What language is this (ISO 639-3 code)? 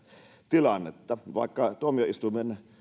fin